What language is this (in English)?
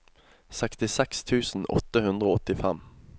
Norwegian